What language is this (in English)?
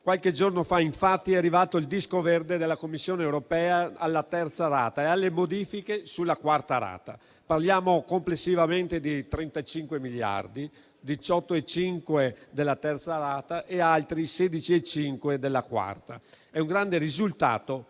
Italian